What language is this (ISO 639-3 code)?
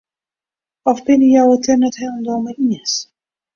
fry